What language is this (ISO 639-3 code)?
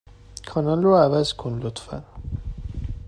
fas